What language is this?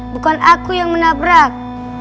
Indonesian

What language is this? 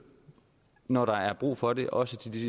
Danish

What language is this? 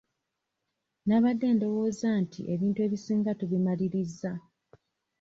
Ganda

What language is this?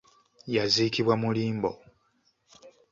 Ganda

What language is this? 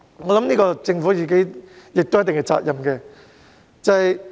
Cantonese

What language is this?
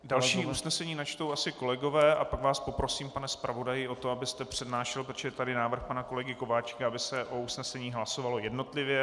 Czech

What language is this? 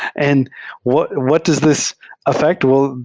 English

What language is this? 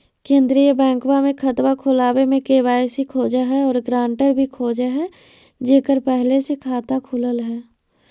Magahi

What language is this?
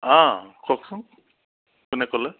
Assamese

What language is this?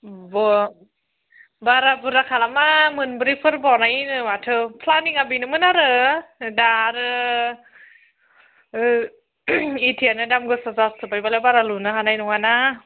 Bodo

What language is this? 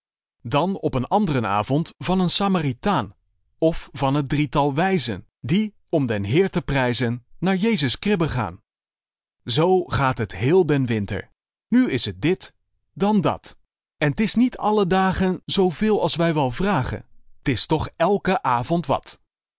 Dutch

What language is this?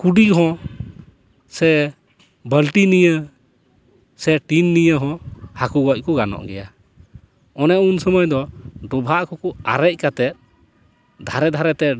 Santali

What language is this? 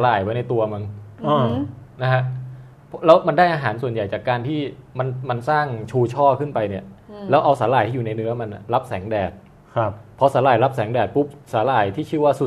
Thai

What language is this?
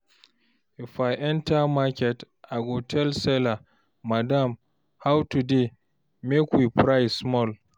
Nigerian Pidgin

